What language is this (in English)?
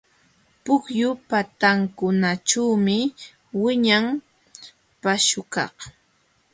Jauja Wanca Quechua